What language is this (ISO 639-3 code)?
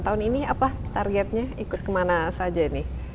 ind